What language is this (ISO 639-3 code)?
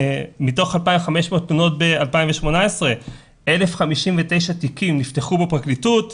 heb